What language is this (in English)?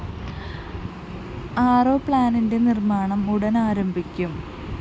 Malayalam